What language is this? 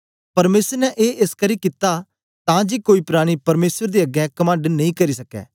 Dogri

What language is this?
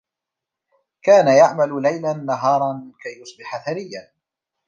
Arabic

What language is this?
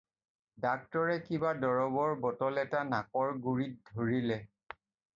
Assamese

